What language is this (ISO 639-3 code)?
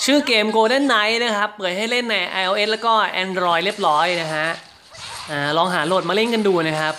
tha